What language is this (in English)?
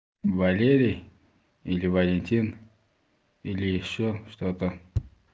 Russian